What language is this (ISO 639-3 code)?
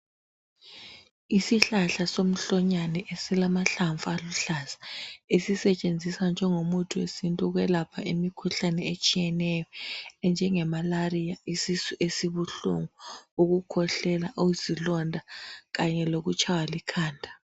nde